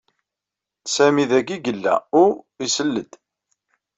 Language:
Kabyle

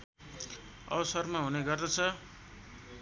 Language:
Nepali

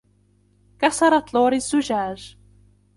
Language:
Arabic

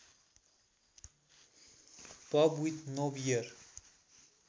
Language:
Nepali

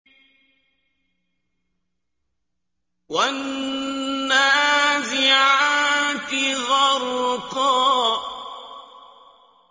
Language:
Arabic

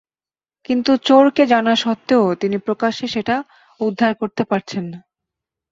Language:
Bangla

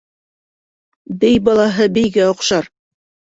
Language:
Bashkir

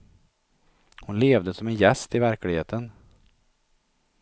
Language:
Swedish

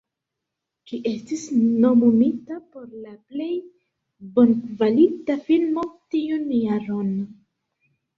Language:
Esperanto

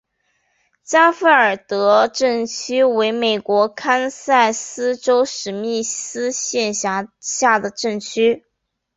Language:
Chinese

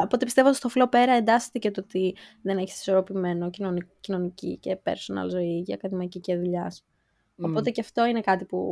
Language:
Greek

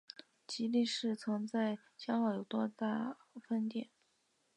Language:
Chinese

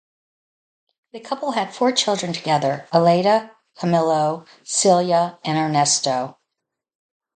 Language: English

